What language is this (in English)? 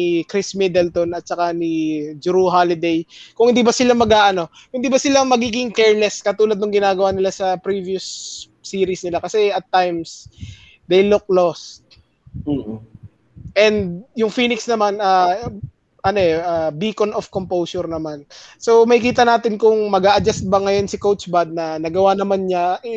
Filipino